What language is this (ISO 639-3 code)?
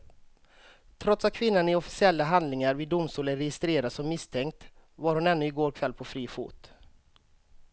swe